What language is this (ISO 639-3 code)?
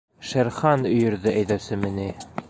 bak